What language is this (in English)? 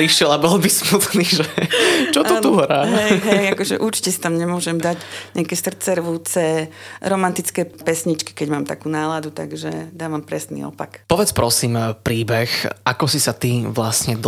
Slovak